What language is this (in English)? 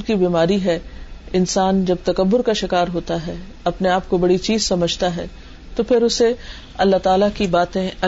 Urdu